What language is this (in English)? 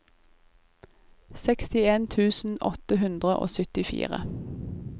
Norwegian